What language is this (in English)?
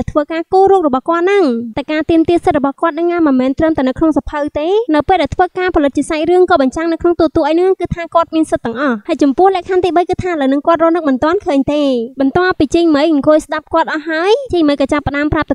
Thai